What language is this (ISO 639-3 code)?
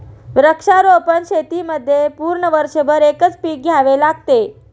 mar